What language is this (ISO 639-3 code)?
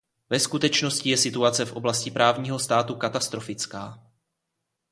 ces